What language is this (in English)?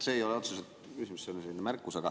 Estonian